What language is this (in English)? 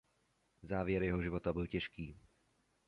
Czech